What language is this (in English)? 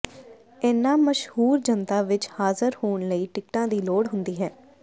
Punjabi